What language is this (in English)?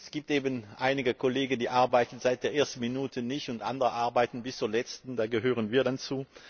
German